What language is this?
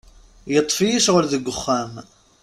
Kabyle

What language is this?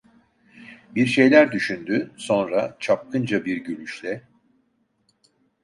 Turkish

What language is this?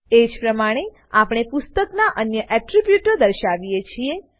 Gujarati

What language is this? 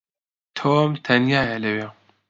Central Kurdish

